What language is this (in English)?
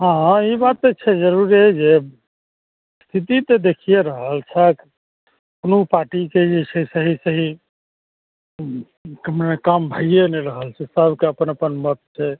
Maithili